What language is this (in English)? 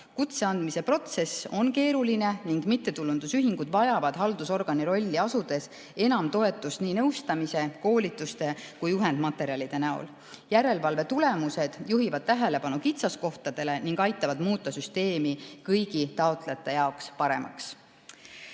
Estonian